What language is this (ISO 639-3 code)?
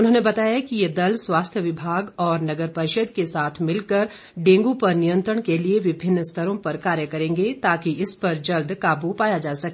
hin